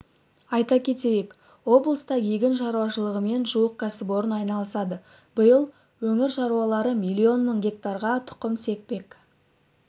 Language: Kazakh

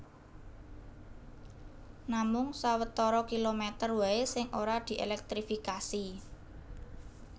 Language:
Javanese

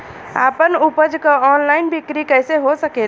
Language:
Bhojpuri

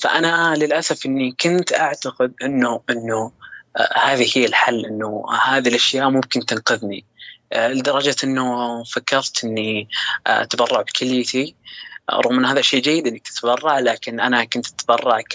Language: Arabic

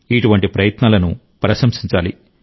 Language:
Telugu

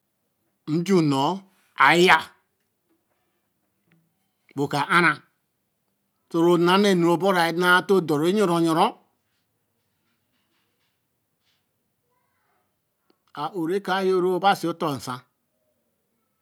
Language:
Eleme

